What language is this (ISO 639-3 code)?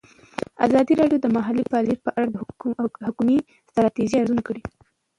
pus